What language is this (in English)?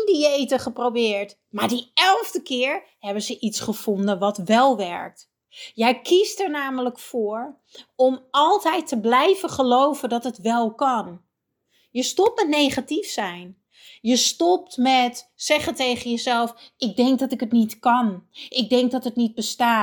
Dutch